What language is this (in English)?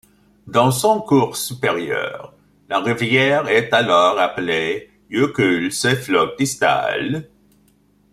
French